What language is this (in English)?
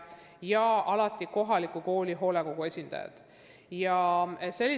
Estonian